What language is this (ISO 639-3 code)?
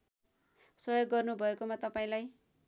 nep